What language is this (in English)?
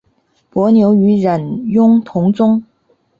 Chinese